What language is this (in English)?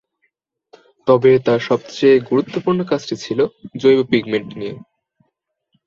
Bangla